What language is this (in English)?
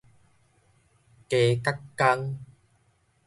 Min Nan Chinese